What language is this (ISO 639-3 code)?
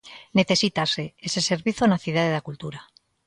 glg